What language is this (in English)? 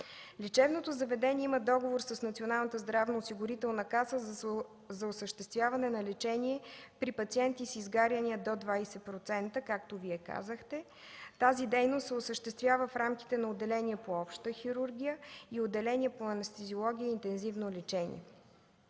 Bulgarian